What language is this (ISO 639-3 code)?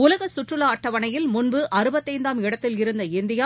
tam